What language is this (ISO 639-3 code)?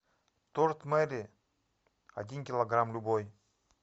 rus